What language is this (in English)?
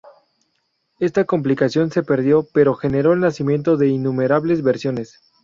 Spanish